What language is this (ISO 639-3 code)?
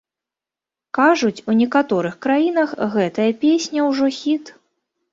bel